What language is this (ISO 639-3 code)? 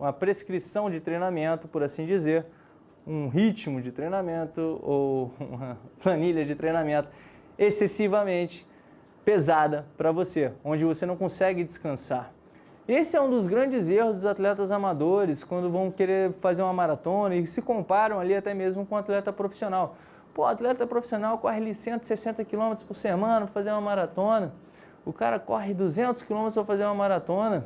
por